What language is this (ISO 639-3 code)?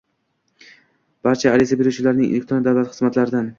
uzb